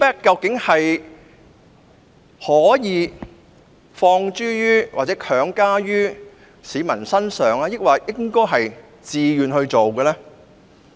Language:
Cantonese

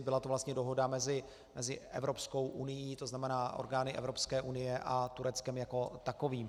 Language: Czech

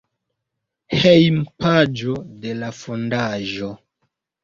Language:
Esperanto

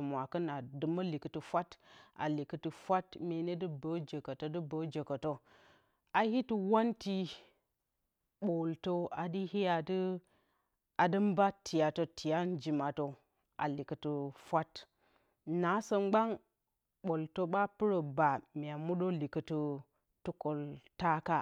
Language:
Bacama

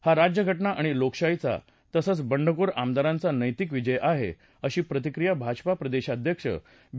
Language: Marathi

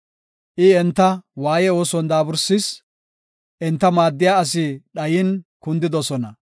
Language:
Gofa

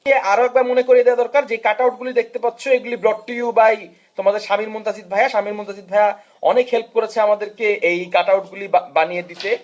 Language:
Bangla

